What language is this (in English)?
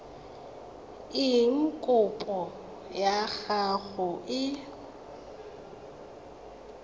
Tswana